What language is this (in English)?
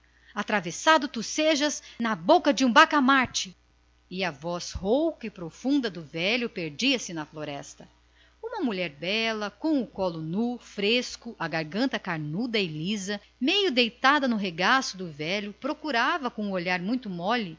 Portuguese